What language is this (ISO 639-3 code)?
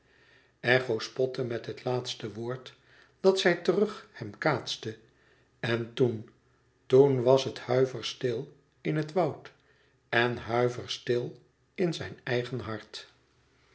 nld